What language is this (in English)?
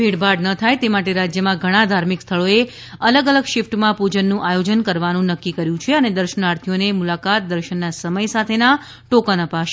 Gujarati